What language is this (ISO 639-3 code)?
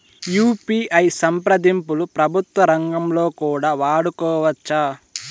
tel